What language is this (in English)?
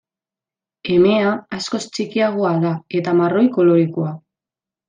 Basque